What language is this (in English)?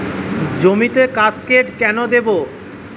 Bangla